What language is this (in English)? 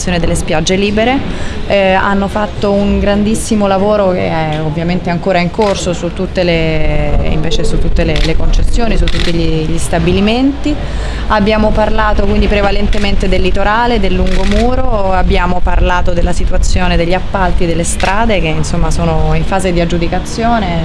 Italian